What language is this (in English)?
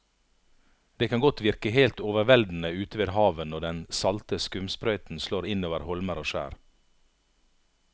Norwegian